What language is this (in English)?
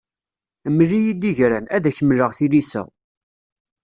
Kabyle